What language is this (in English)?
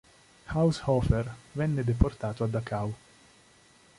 Italian